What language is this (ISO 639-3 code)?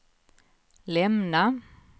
swe